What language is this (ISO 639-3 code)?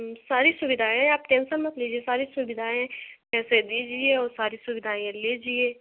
hin